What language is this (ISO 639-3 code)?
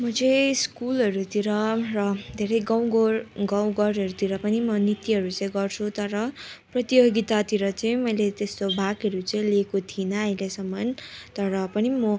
nep